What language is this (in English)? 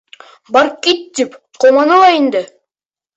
Bashkir